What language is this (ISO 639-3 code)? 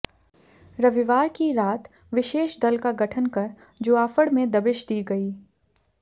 hin